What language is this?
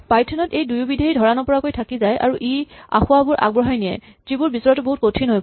Assamese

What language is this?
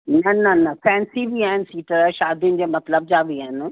Sindhi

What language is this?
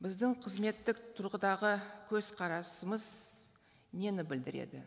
Kazakh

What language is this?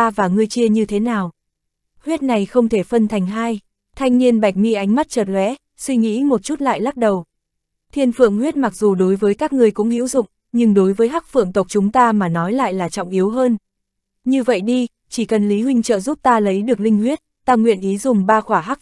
Vietnamese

